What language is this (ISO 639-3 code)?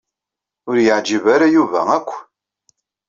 kab